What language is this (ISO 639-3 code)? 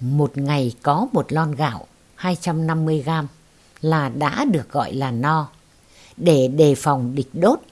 vie